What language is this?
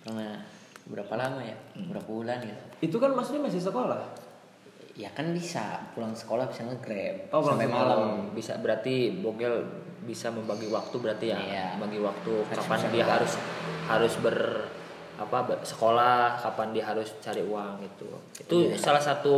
Indonesian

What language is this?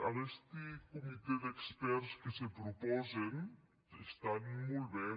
Catalan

